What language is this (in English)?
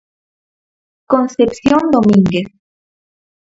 Galician